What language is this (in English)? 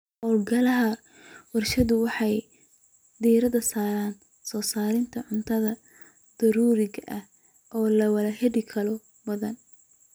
Somali